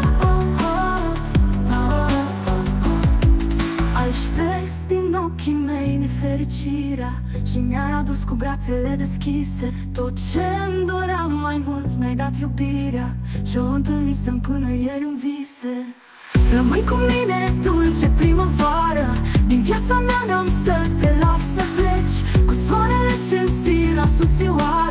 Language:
Romanian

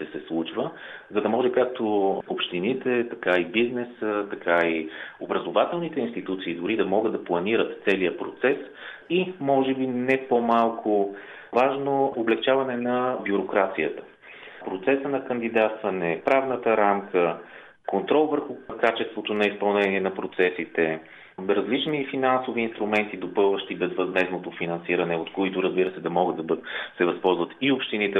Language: Bulgarian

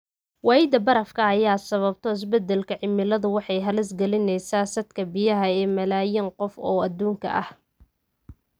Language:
Somali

